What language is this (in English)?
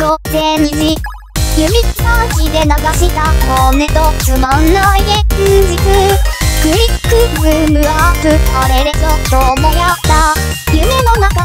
Japanese